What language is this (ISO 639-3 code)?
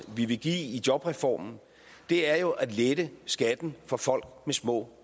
dan